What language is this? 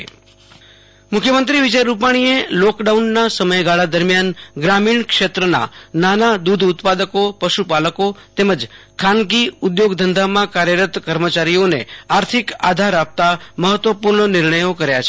Gujarati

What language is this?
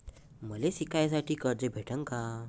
Marathi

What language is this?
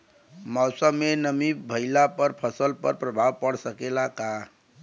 Bhojpuri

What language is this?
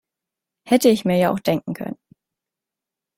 German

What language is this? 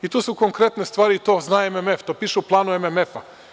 Serbian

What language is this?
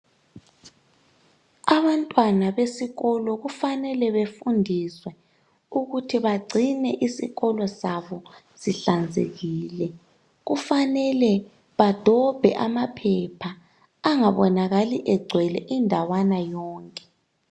North Ndebele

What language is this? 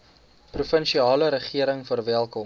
Afrikaans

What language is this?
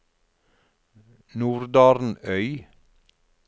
Norwegian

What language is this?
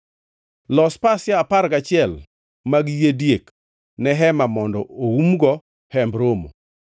Luo (Kenya and Tanzania)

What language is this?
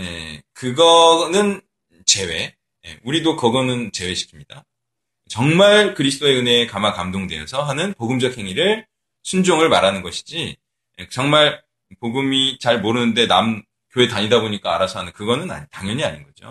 Korean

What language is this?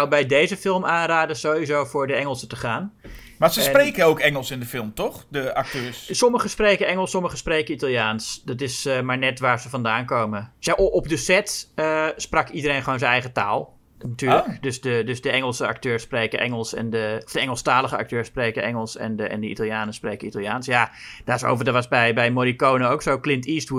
Dutch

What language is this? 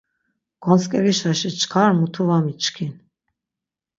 Laz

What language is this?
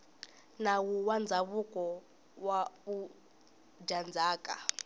Tsonga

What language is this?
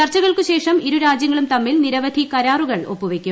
Malayalam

